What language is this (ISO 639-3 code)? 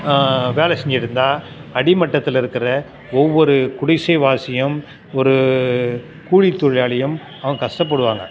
tam